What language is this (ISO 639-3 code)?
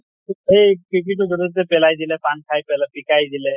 asm